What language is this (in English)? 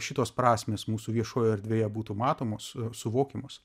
Lithuanian